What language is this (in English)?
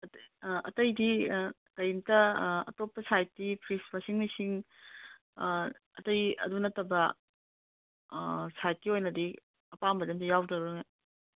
Manipuri